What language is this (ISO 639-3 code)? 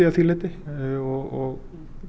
isl